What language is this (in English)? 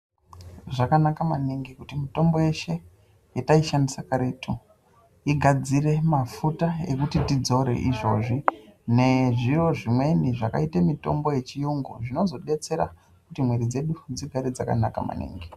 Ndau